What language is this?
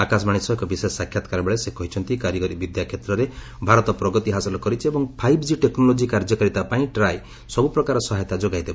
Odia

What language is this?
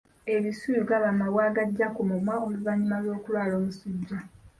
Ganda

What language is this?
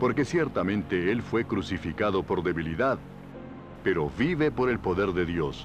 Spanish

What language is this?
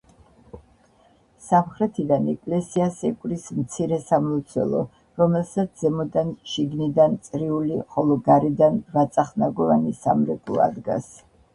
Georgian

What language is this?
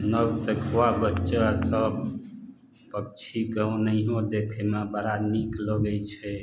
Maithili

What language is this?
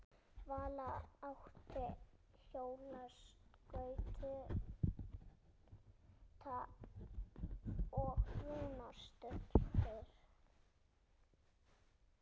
Icelandic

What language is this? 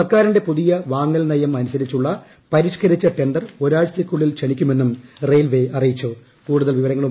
Malayalam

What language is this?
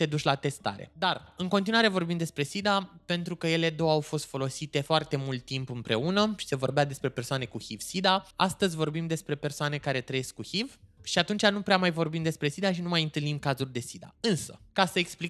Romanian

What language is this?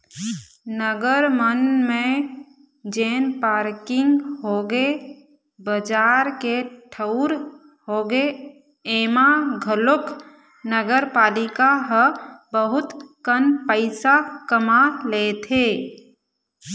Chhattisgarhi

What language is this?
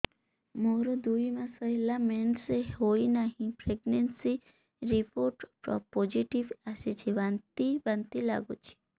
Odia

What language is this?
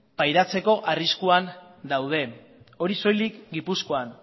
Basque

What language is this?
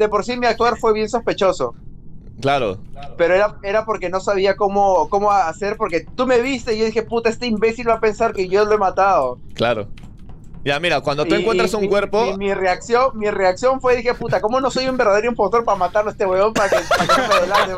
Spanish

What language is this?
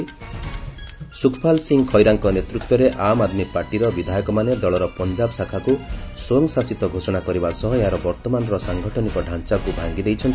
Odia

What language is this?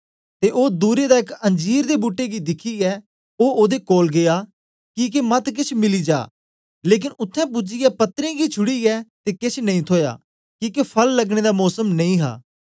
Dogri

